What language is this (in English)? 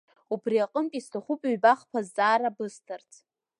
Abkhazian